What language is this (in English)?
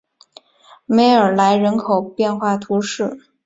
Chinese